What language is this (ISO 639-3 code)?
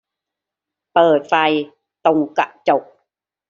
tha